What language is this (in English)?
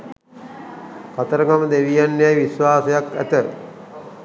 Sinhala